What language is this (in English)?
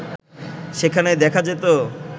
Bangla